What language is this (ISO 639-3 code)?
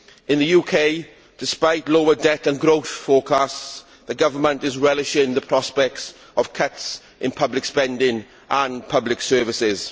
eng